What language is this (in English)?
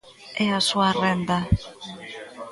Galician